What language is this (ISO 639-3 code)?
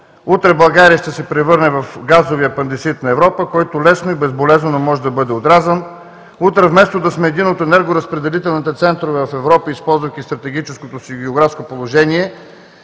bul